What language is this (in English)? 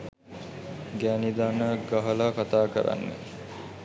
Sinhala